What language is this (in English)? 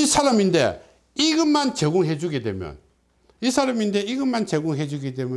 Korean